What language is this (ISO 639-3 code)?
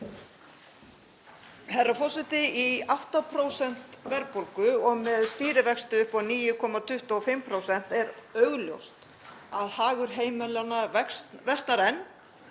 isl